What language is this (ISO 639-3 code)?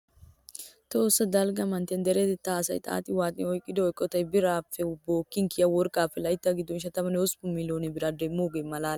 wal